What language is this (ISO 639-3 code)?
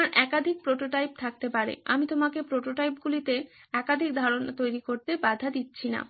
ben